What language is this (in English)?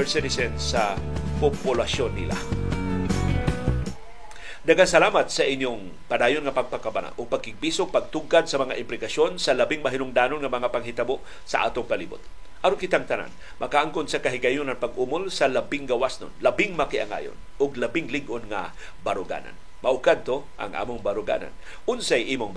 Filipino